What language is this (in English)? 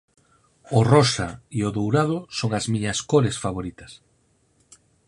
Galician